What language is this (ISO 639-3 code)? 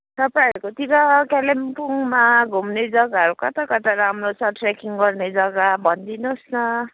nep